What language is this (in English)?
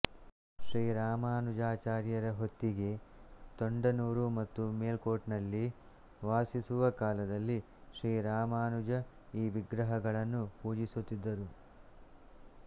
Kannada